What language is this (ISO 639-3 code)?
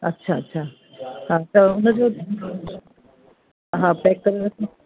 snd